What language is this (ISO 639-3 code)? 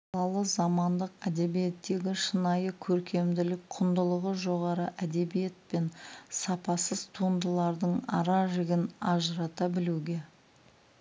kaz